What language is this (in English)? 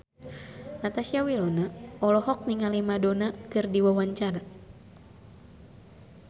Sundanese